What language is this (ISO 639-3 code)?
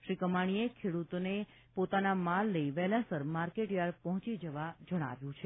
guj